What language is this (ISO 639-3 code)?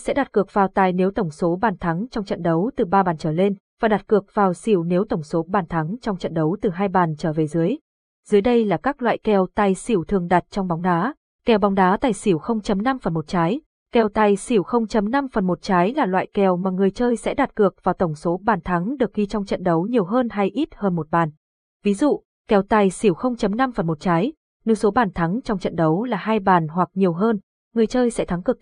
vie